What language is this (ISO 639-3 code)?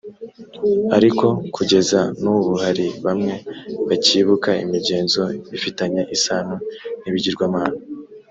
kin